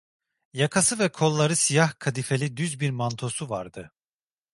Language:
Turkish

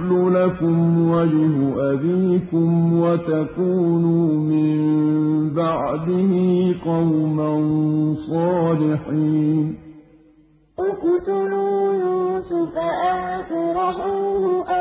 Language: Arabic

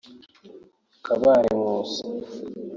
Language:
Kinyarwanda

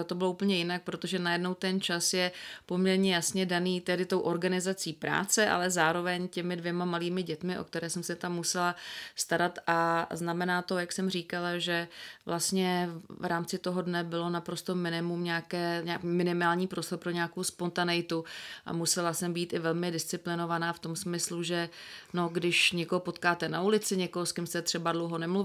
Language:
Czech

